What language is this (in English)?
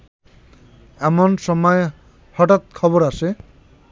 Bangla